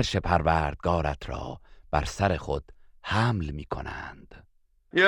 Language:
Persian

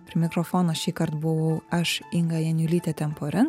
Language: Lithuanian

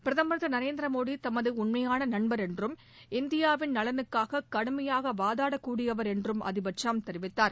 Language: Tamil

